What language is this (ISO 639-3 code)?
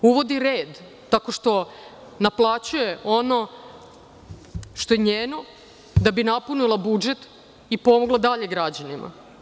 srp